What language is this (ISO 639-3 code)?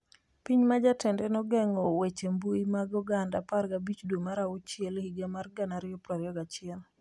luo